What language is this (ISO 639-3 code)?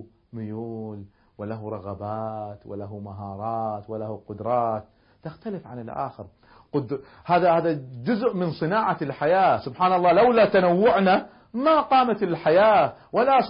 ara